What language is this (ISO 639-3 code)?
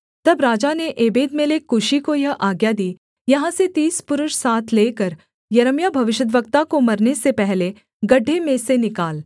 hin